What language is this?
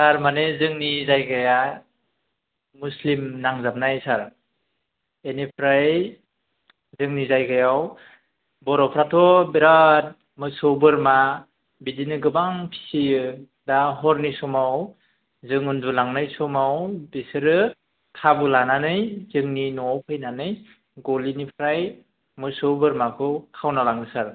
Bodo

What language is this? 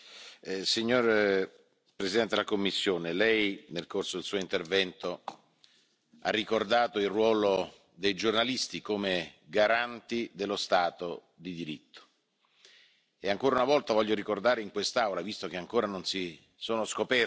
English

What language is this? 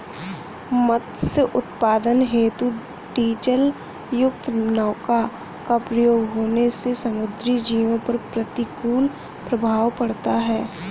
Hindi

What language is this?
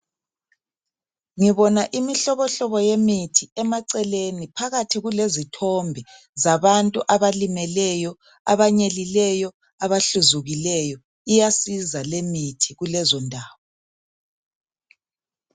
North Ndebele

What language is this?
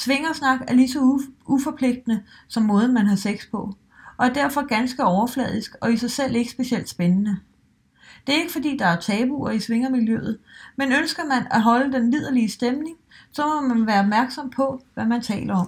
Danish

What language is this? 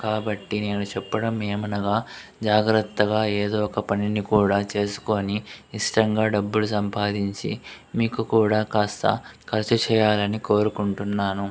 Telugu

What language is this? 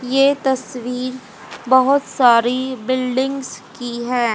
Hindi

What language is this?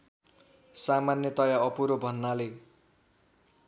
Nepali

